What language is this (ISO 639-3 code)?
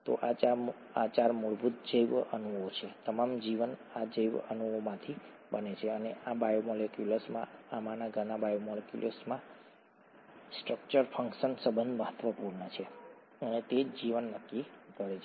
guj